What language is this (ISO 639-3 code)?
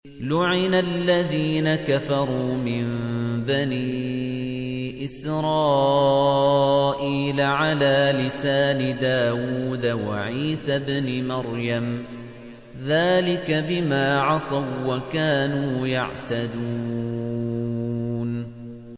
ara